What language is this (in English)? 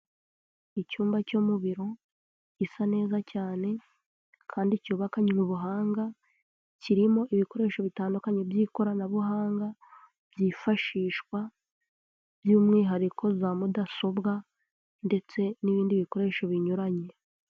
Kinyarwanda